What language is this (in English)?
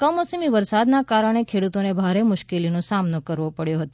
Gujarati